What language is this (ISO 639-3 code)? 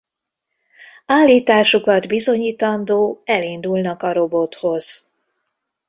hun